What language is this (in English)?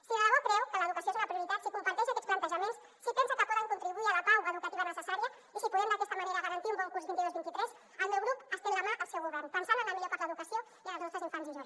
Catalan